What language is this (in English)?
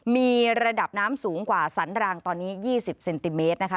Thai